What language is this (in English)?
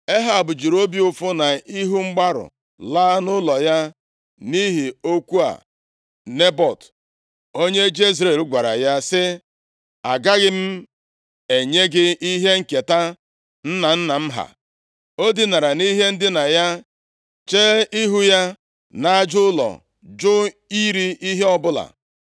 Igbo